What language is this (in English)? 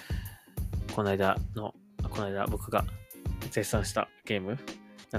Japanese